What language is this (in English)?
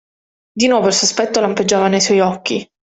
Italian